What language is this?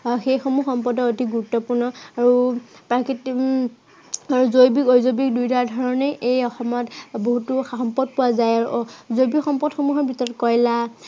Assamese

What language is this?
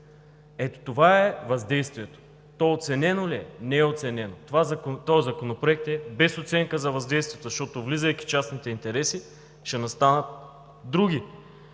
Bulgarian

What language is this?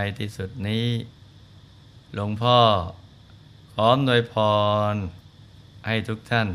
Thai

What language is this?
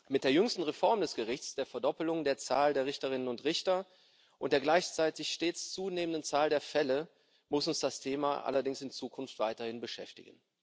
German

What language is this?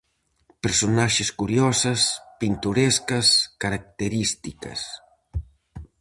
Galician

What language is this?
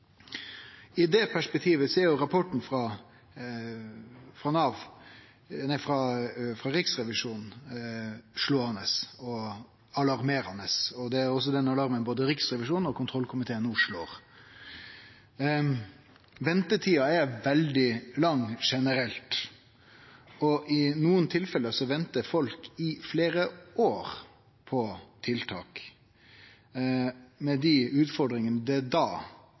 Norwegian Nynorsk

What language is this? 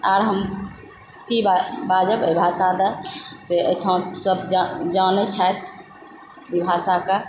Maithili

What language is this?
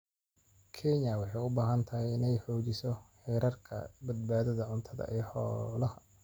Somali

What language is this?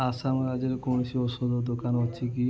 Odia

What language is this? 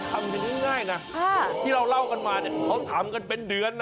Thai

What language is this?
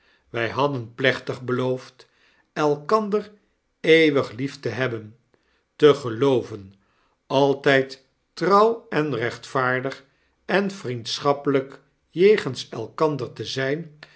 Dutch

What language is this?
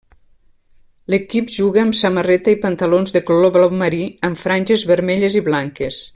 Catalan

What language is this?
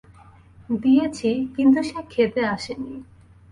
Bangla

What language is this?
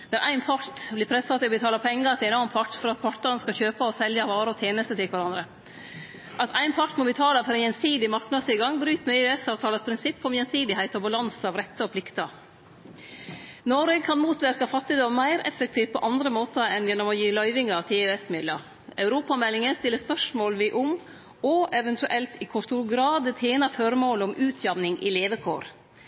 Norwegian Nynorsk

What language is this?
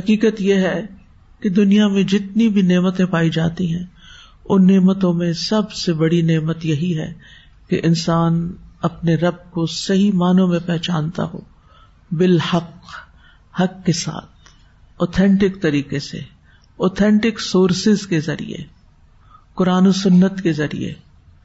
Urdu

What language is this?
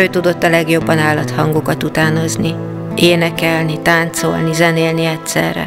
Hungarian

